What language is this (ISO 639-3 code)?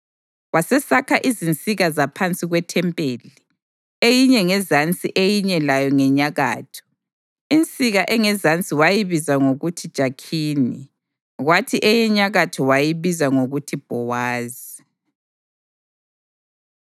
nde